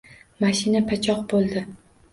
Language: Uzbek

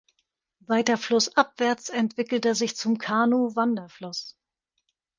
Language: German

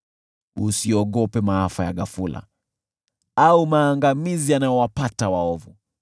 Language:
Swahili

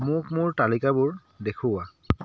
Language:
Assamese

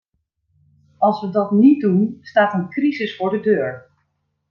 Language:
Dutch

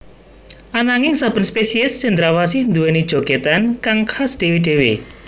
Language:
Javanese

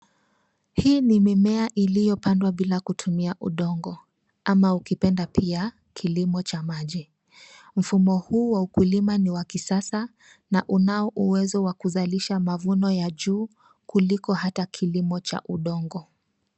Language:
Swahili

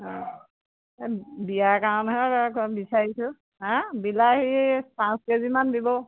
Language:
Assamese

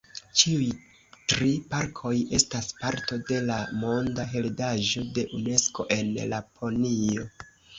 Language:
Esperanto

